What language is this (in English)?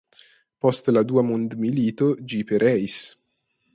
Esperanto